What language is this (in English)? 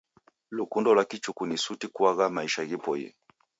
Taita